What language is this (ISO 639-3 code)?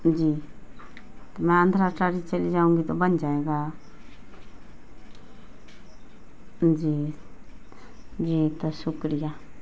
urd